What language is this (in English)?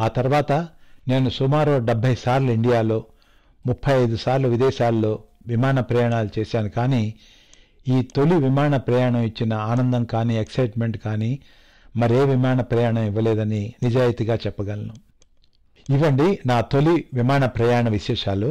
Telugu